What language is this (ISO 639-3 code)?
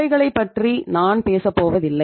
tam